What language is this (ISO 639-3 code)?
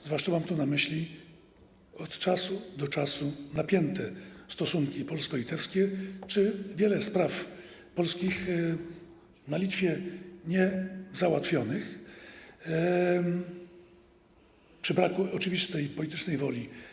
pol